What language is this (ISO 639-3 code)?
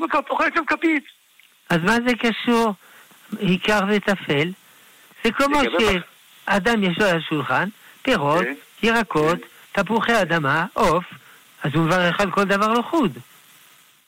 heb